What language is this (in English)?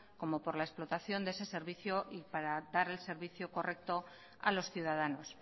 Spanish